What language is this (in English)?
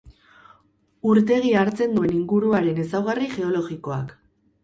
Basque